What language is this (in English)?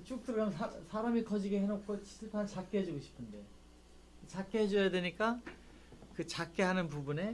Korean